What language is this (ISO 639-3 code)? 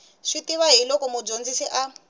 tso